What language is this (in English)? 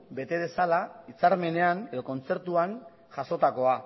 Basque